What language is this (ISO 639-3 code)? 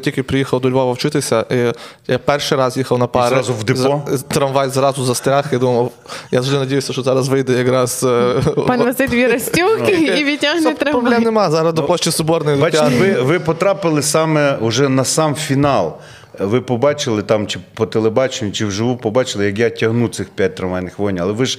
ukr